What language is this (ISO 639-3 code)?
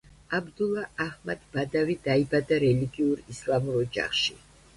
kat